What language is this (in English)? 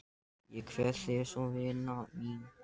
Icelandic